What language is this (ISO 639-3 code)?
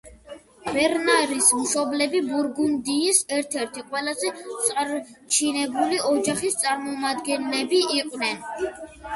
kat